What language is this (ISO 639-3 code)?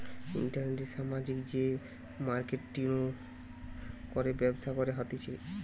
ben